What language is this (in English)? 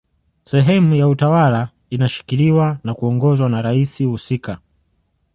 Swahili